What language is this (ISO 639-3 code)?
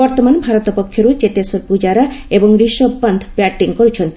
ori